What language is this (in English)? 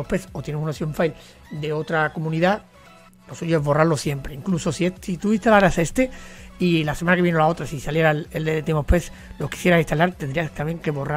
Spanish